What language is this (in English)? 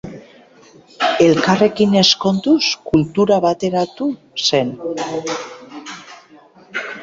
Basque